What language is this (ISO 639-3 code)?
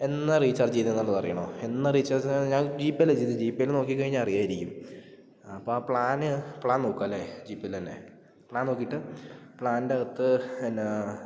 mal